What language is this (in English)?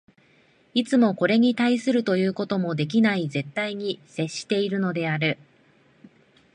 Japanese